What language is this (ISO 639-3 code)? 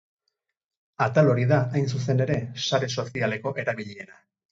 eus